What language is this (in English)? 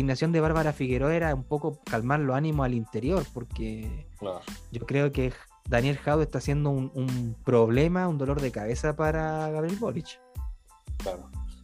Spanish